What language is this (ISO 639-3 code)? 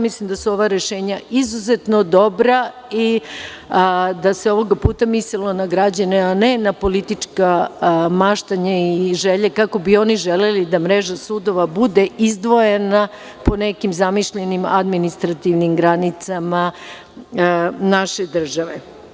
srp